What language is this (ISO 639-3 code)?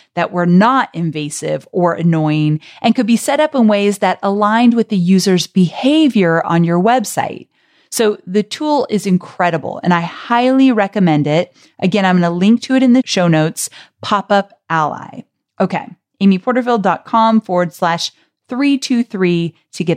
eng